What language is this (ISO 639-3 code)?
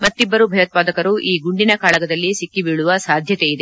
kan